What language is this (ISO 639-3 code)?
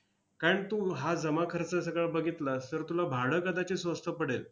mar